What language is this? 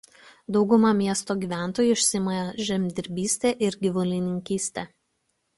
Lithuanian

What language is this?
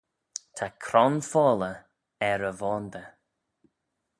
Manx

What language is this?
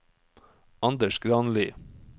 Norwegian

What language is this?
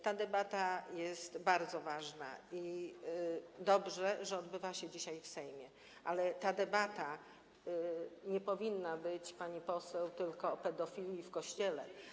Polish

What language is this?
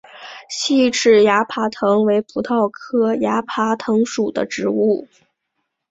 Chinese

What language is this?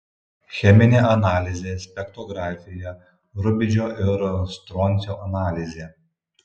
Lithuanian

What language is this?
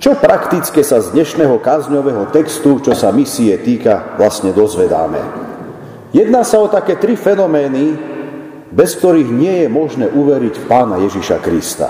Slovak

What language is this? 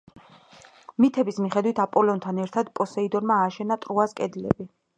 Georgian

